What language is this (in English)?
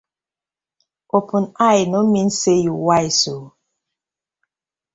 Nigerian Pidgin